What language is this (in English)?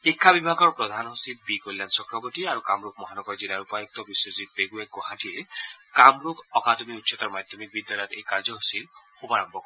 Assamese